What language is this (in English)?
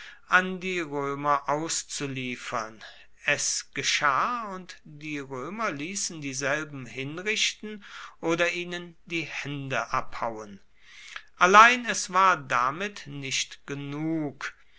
German